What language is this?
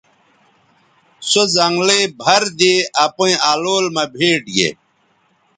Bateri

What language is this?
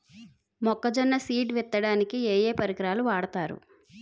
Telugu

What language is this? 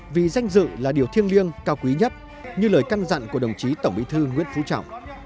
Vietnamese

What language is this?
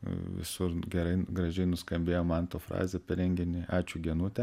Lithuanian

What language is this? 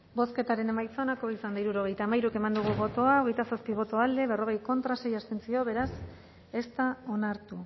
Basque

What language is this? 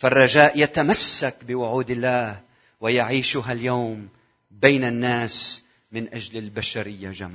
Arabic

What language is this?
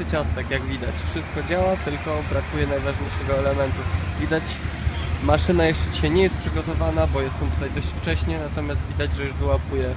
Polish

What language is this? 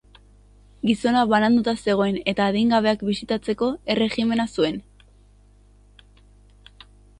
Basque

